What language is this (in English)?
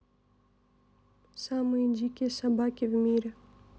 Russian